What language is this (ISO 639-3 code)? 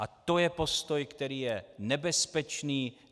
ces